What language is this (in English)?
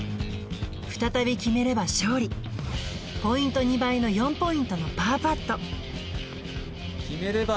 Japanese